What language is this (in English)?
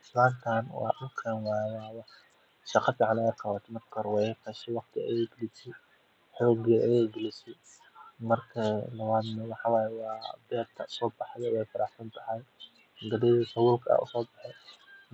Somali